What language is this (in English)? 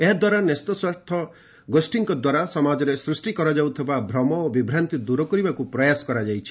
Odia